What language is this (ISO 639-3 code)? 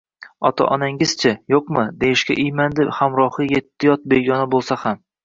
uzb